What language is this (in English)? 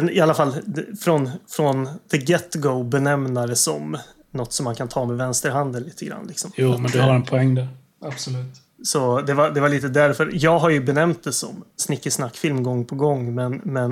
Swedish